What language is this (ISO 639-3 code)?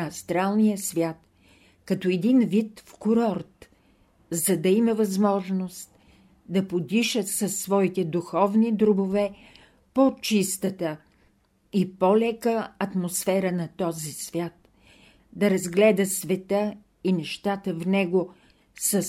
bul